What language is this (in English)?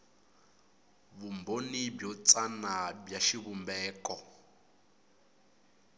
Tsonga